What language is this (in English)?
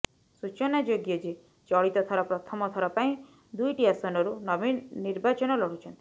Odia